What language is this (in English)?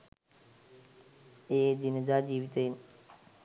Sinhala